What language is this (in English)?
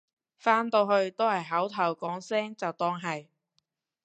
Cantonese